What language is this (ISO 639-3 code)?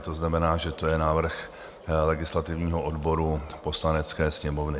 ces